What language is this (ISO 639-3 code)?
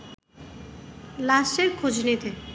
ben